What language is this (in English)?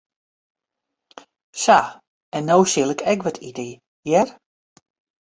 Western Frisian